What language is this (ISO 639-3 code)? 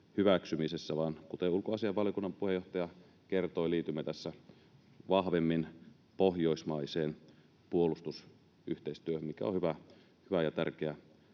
fin